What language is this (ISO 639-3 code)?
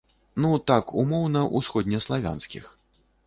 bel